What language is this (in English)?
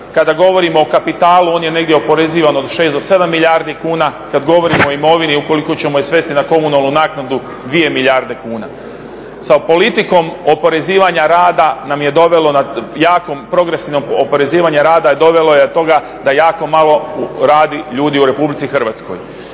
Croatian